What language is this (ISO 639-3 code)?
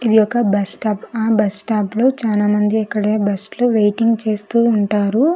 tel